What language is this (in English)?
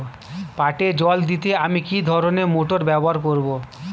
Bangla